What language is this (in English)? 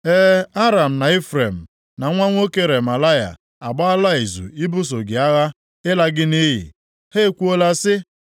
Igbo